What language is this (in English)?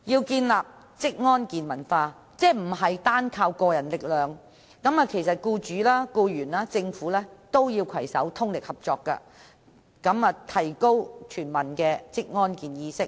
Cantonese